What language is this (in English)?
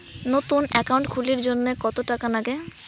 Bangla